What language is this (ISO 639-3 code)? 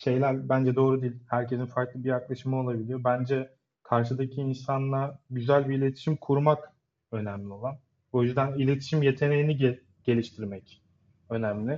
tur